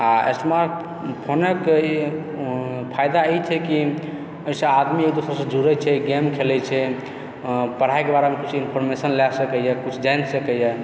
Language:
Maithili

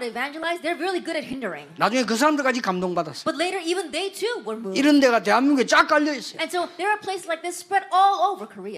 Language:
Korean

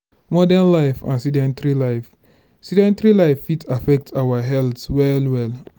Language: Nigerian Pidgin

